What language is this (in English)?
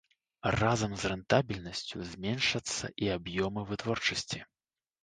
Belarusian